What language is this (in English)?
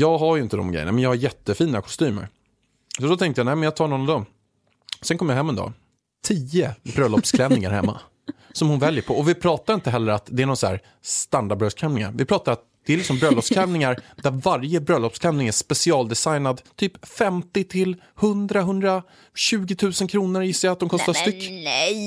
Swedish